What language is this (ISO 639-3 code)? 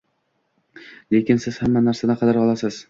uzb